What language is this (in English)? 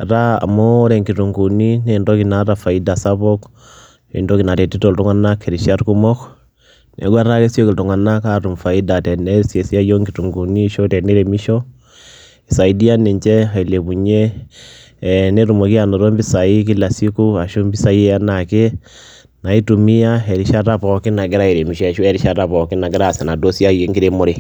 Masai